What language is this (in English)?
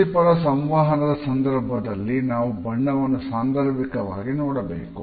Kannada